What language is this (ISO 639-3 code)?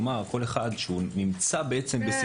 heb